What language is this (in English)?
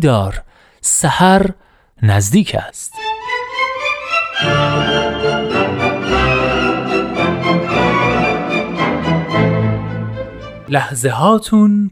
Persian